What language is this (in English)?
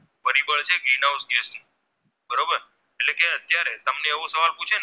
Gujarati